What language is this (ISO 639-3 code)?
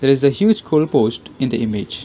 eng